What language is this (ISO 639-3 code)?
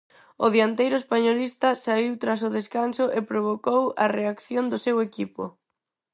glg